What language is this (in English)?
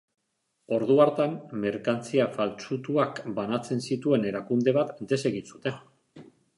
Basque